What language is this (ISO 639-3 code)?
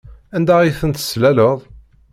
kab